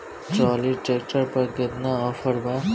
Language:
Bhojpuri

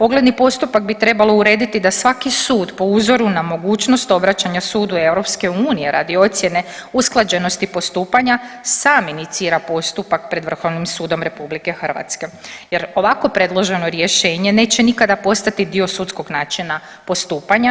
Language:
Croatian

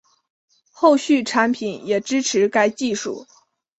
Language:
Chinese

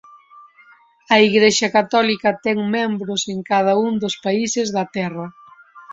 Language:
Galician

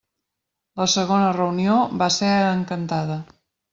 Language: Catalan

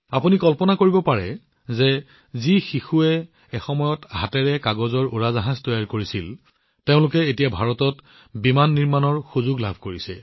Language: Assamese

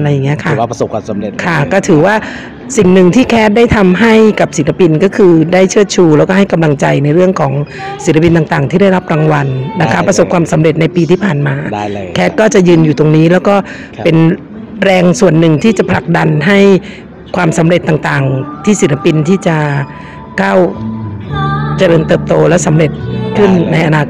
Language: Thai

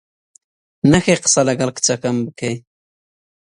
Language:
Central Kurdish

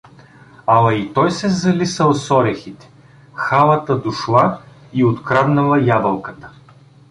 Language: Bulgarian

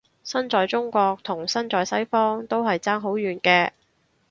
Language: Cantonese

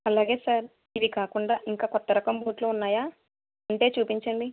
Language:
Telugu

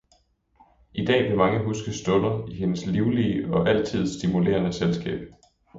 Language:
Danish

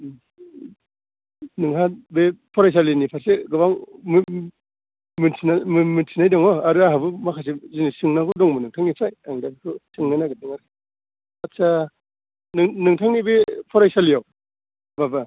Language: Bodo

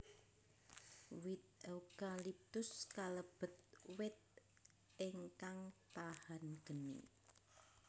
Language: Javanese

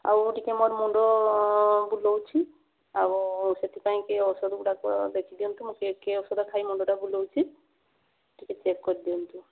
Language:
Odia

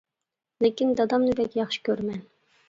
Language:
Uyghur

